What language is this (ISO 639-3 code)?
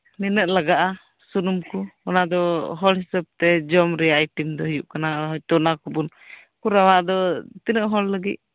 sat